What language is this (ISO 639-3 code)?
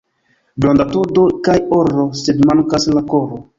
epo